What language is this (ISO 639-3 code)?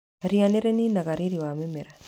kik